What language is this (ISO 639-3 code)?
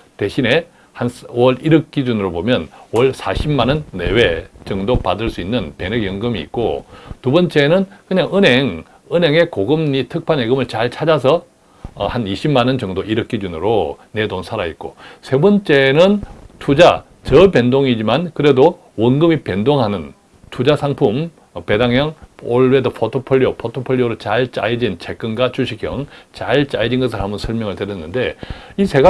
kor